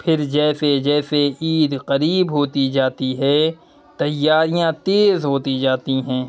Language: Urdu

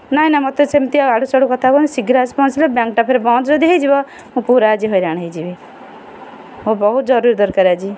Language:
Odia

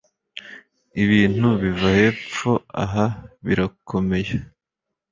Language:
Kinyarwanda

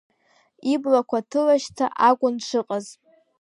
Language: Abkhazian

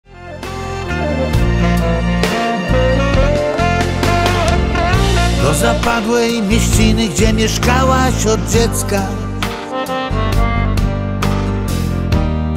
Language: Polish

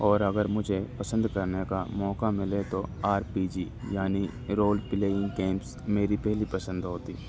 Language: Urdu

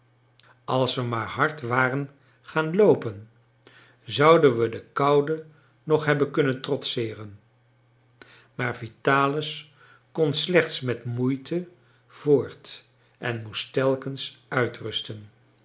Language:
Dutch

